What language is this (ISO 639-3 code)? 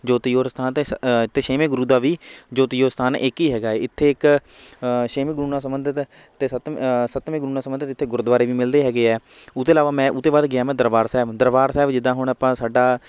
pan